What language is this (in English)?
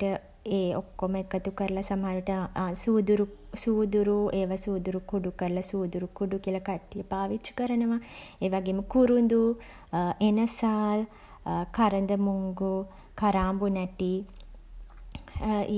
Sinhala